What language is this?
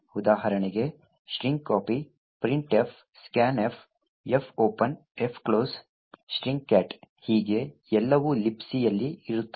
Kannada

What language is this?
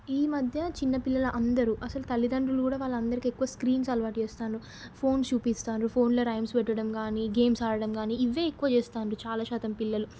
Telugu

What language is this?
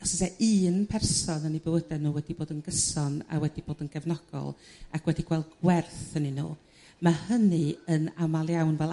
Welsh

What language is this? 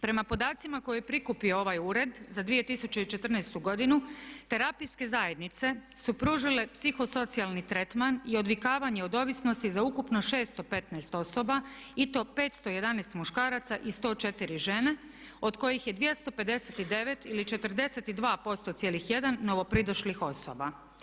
Croatian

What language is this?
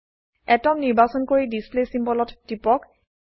Assamese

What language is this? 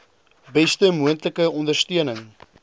Afrikaans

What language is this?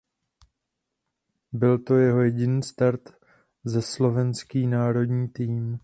Czech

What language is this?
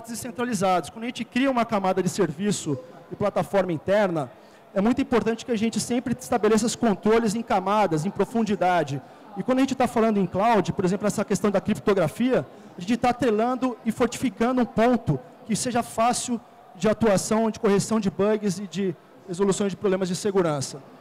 Portuguese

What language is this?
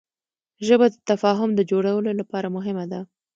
Pashto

